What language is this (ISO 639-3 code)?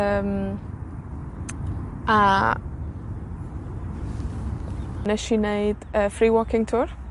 cym